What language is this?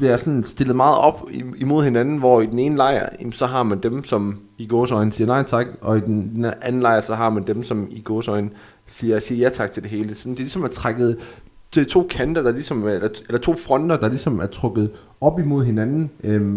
Danish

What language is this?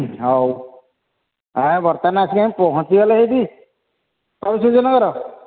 Odia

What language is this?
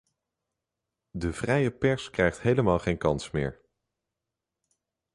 Dutch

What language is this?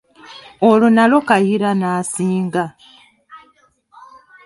Ganda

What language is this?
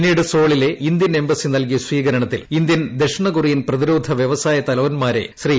Malayalam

